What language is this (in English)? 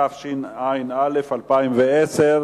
Hebrew